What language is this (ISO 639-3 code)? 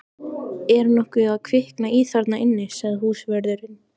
isl